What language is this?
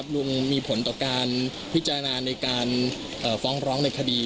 Thai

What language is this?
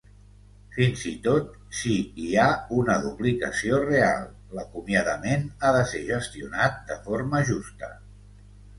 Catalan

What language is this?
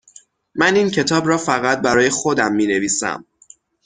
Persian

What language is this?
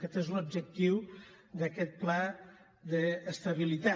Catalan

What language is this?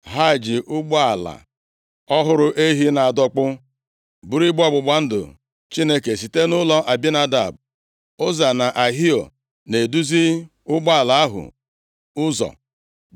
Igbo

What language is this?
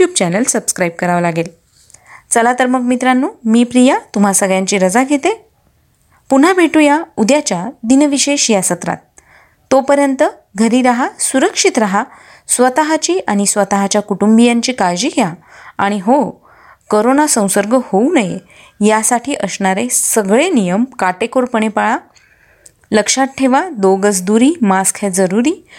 Marathi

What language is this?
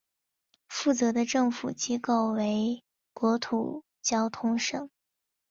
Chinese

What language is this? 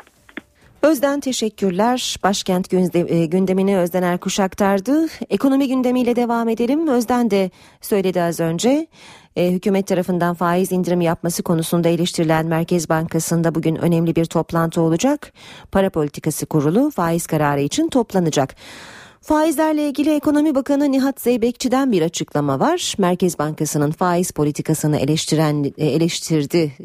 Turkish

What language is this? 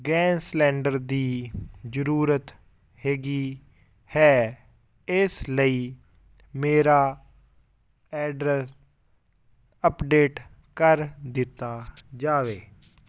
Punjabi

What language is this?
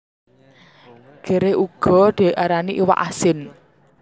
Javanese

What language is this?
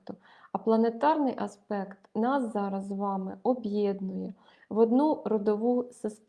Ukrainian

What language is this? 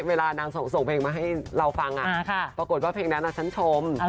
Thai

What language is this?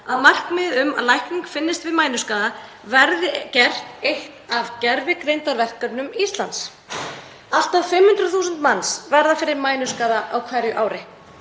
Icelandic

